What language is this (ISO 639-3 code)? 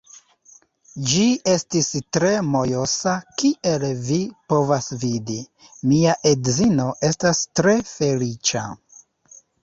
epo